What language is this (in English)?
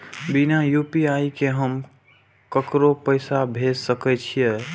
Maithili